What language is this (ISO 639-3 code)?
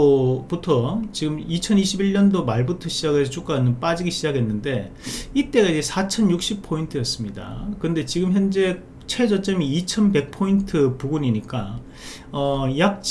kor